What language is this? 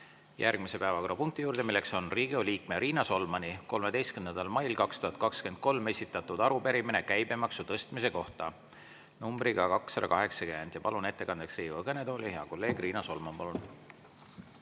Estonian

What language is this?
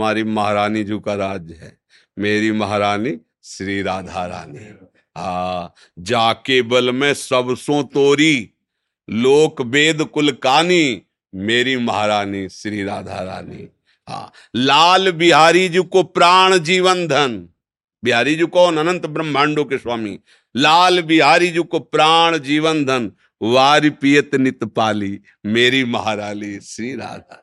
Hindi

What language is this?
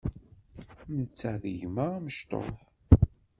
Kabyle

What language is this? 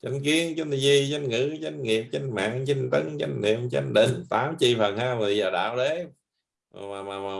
Vietnamese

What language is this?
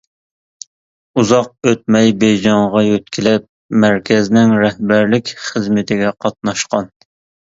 Uyghur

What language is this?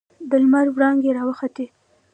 Pashto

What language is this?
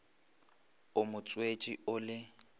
Northern Sotho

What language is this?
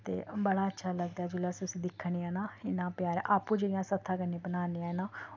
Dogri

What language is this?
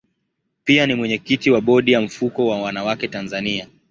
Swahili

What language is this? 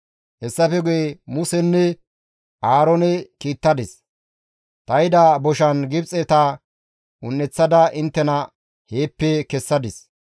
Gamo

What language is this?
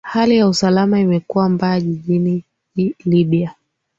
Swahili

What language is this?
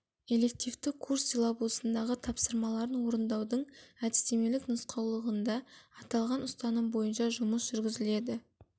Kazakh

